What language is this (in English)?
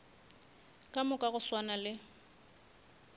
Northern Sotho